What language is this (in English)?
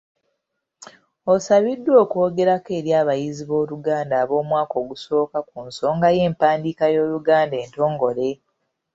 Ganda